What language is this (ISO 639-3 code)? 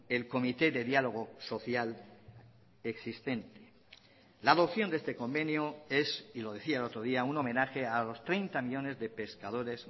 spa